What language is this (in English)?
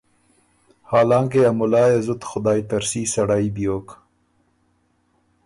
Ormuri